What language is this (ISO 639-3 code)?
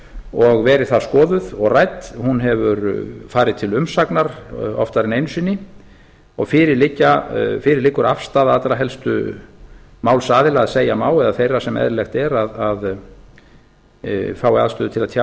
isl